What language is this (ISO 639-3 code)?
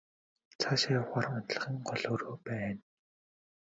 mon